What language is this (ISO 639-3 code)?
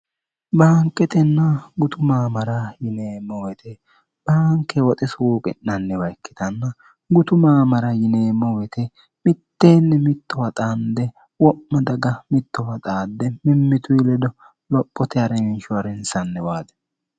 sid